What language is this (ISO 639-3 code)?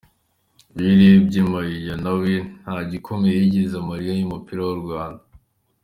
kin